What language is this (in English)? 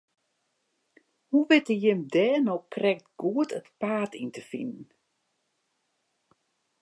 Western Frisian